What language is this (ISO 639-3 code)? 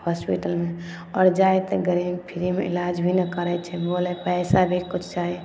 mai